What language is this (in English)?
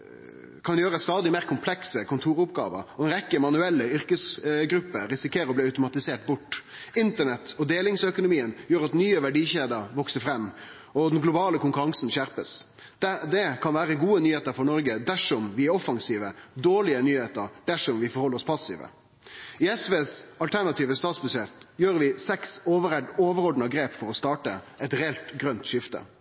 Norwegian Nynorsk